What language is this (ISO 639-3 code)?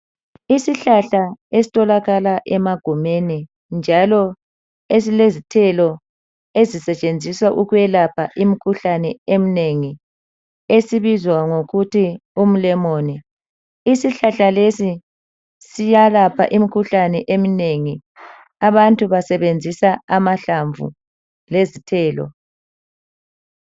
nde